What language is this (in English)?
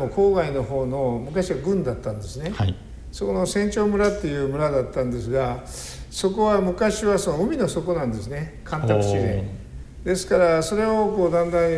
Japanese